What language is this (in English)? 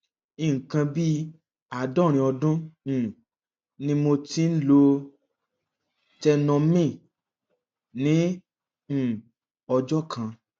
Yoruba